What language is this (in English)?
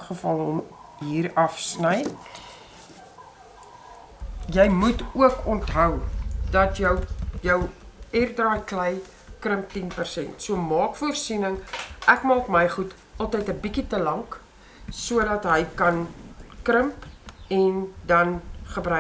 Dutch